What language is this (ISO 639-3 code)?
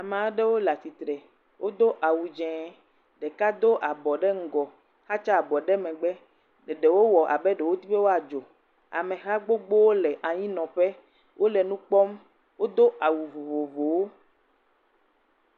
ewe